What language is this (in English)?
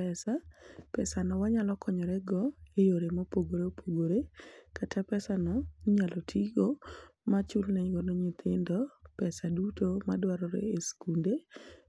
Luo (Kenya and Tanzania)